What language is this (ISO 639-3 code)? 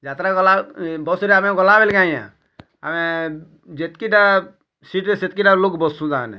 ori